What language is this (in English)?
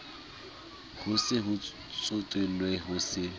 Southern Sotho